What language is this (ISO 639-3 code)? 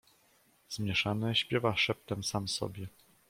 pol